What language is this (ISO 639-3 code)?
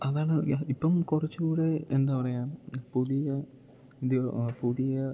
mal